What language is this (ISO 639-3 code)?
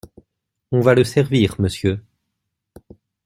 fra